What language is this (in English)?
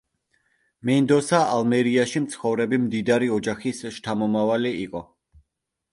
Georgian